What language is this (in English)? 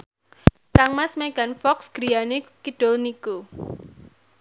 Javanese